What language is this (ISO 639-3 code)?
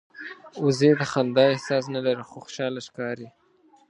pus